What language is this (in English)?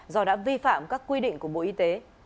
Vietnamese